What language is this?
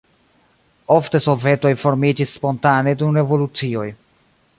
Esperanto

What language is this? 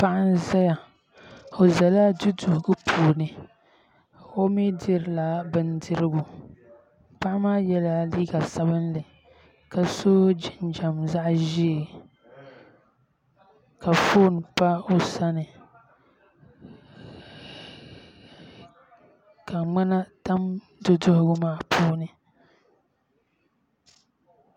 Dagbani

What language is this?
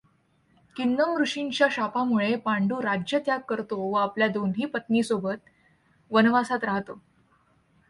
Marathi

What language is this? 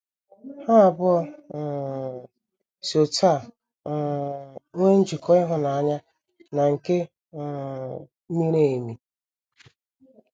Igbo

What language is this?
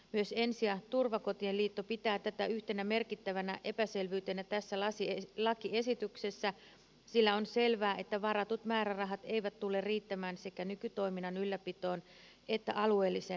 Finnish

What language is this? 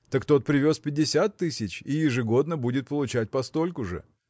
Russian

